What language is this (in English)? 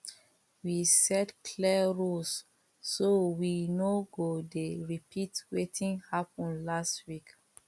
Nigerian Pidgin